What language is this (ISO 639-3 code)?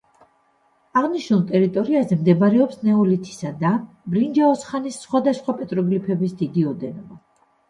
kat